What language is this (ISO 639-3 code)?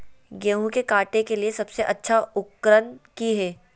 mag